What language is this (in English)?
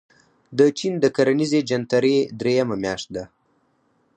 Pashto